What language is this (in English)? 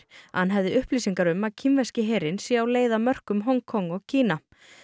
Icelandic